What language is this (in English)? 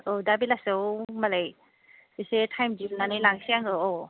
Bodo